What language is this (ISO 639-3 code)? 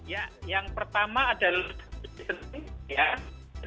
ind